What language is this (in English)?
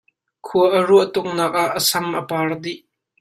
Hakha Chin